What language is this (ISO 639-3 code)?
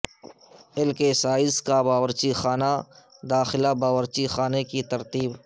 urd